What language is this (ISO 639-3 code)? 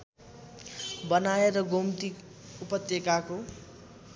nep